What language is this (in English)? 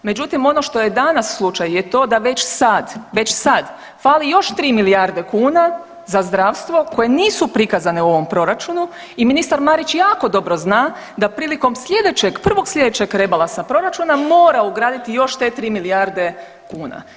Croatian